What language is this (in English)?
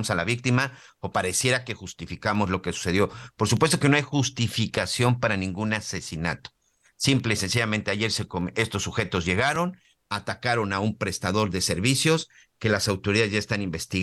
Spanish